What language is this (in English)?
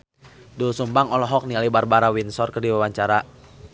Sundanese